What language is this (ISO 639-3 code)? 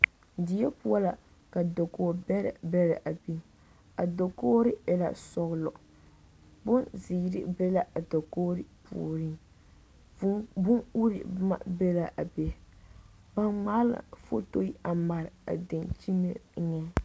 dga